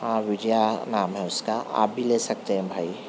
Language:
Urdu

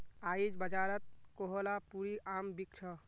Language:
Magahi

